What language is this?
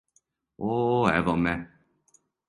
Serbian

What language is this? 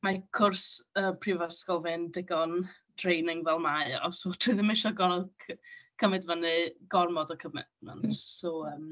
Welsh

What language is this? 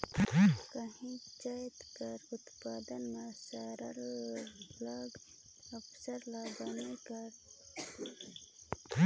Chhattisgarhi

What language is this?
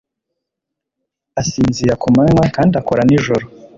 Kinyarwanda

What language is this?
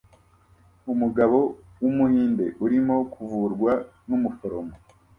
Kinyarwanda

